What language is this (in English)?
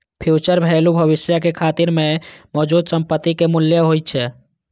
Maithili